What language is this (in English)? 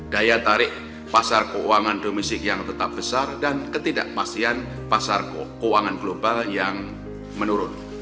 Indonesian